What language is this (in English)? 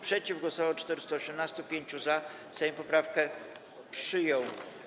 Polish